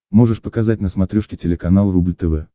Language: Russian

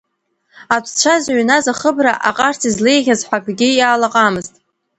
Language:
Abkhazian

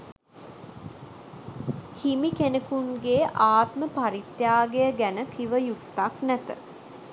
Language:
Sinhala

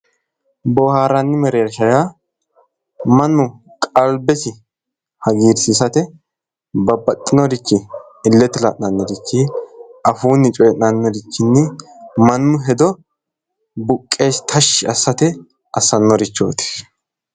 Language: Sidamo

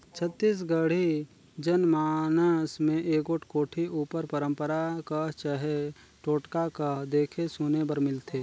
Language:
Chhattisgarhi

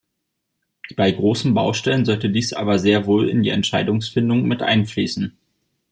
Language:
German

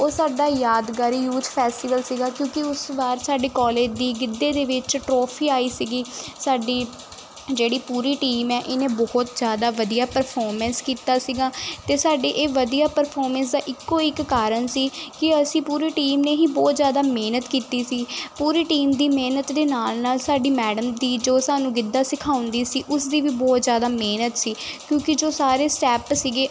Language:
Punjabi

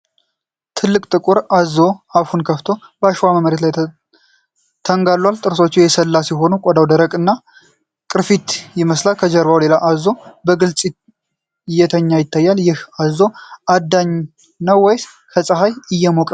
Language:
Amharic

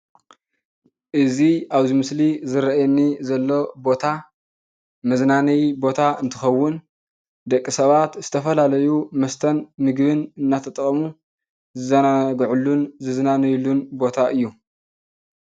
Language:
Tigrinya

